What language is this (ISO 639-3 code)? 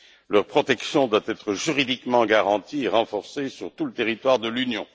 fra